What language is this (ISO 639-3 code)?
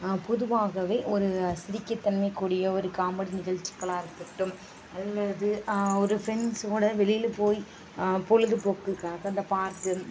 tam